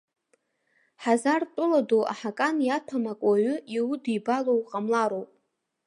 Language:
Abkhazian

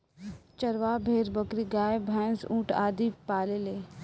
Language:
Bhojpuri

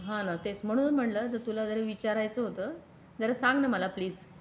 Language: Marathi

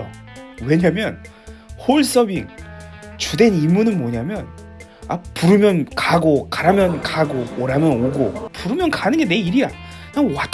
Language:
Korean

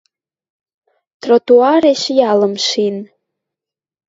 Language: Western Mari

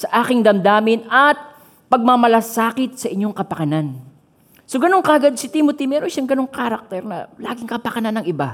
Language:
Filipino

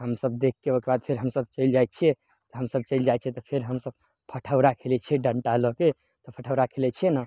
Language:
Maithili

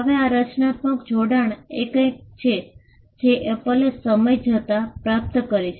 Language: Gujarati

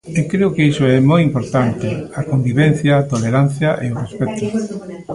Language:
Galician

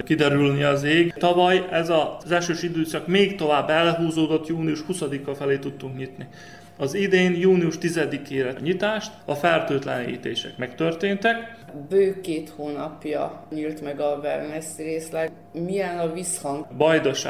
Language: Hungarian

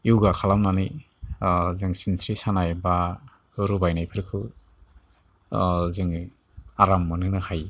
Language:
Bodo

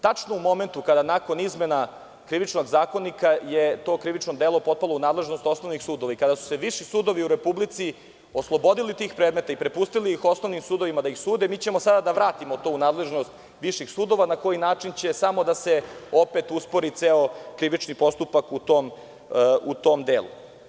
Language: Serbian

